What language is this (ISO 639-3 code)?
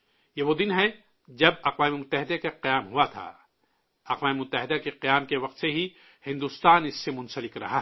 urd